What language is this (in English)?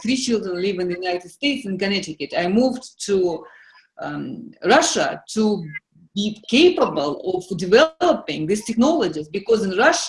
English